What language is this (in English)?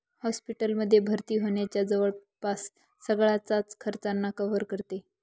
Marathi